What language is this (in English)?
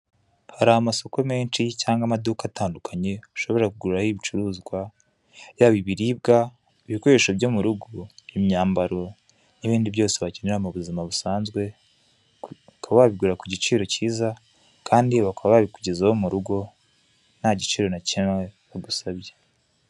Kinyarwanda